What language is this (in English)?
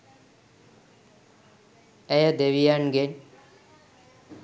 Sinhala